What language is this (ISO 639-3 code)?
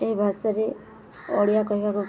ori